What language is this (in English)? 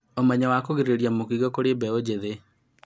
Kikuyu